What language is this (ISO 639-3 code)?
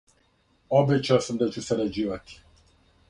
srp